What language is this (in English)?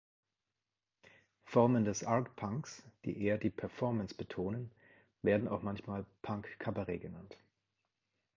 German